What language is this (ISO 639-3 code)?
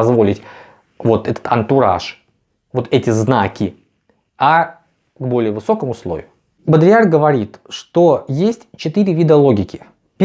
rus